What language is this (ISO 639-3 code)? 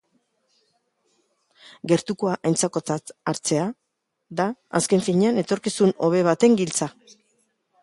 eus